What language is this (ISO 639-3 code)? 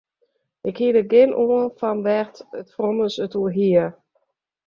fry